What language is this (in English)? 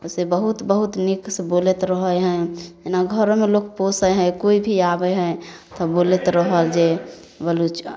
Maithili